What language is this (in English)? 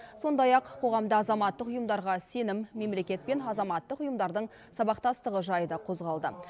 Kazakh